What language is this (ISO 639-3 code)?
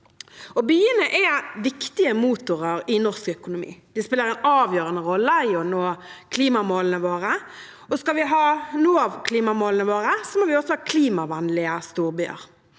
nor